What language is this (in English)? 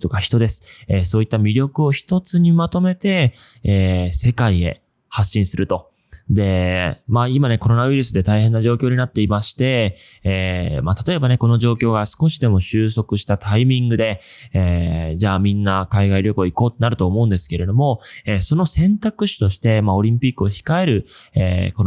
Japanese